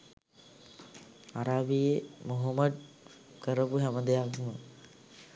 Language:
Sinhala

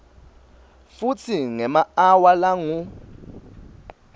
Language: Swati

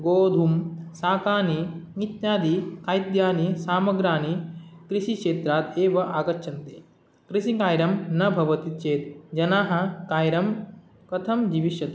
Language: Sanskrit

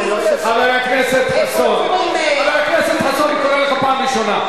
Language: Hebrew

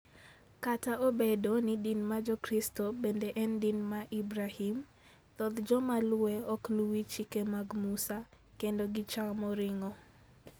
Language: Luo (Kenya and Tanzania)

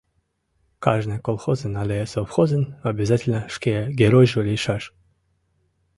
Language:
Mari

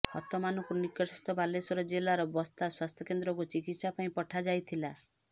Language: Odia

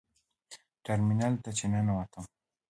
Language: Pashto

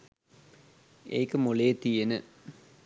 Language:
Sinhala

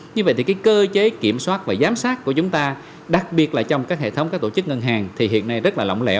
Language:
Vietnamese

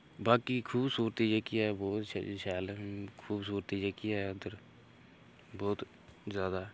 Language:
Dogri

